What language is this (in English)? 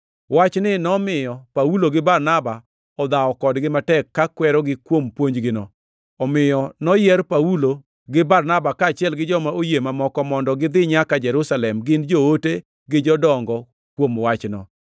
Luo (Kenya and Tanzania)